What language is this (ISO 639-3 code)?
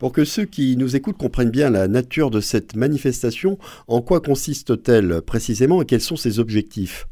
fra